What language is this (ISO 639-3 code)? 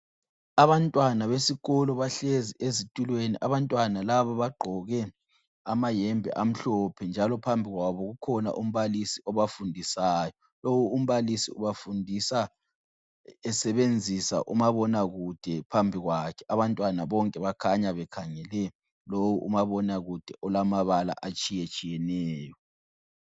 nde